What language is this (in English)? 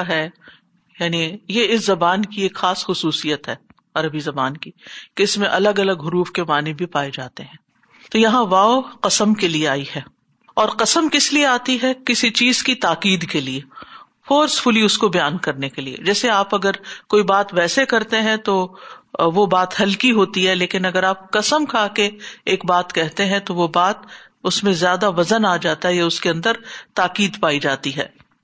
Urdu